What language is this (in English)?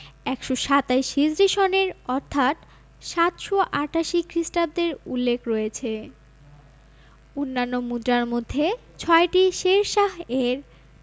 Bangla